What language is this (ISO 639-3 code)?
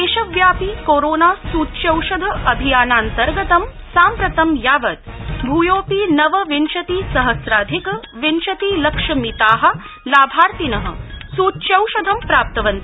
san